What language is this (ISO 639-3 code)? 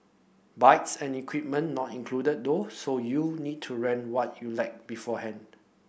eng